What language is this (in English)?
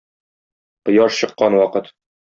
Tatar